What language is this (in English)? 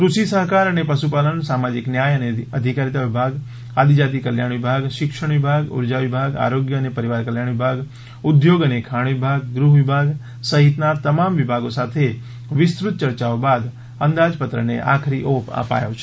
Gujarati